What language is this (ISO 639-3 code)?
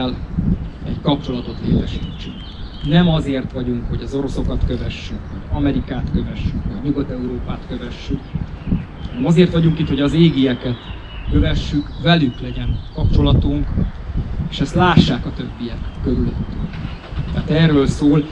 hun